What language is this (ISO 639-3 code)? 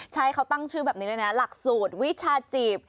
tha